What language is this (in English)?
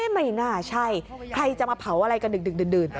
Thai